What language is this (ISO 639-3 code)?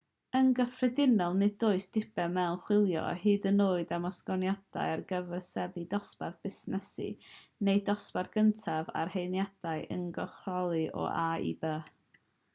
cym